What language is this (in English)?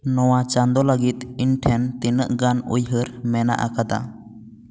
Santali